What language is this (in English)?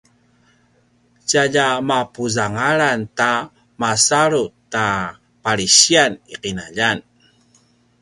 Paiwan